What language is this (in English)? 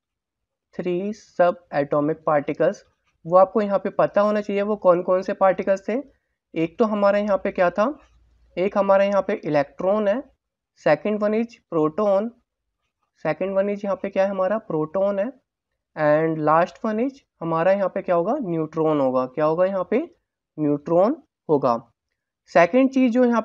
Hindi